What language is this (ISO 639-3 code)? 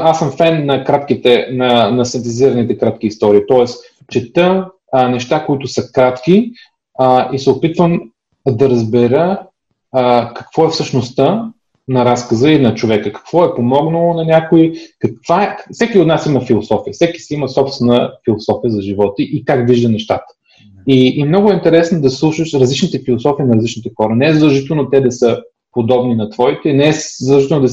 bul